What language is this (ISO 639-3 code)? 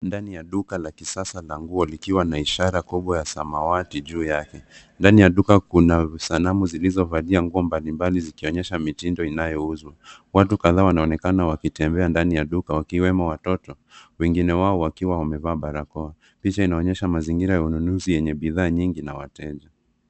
swa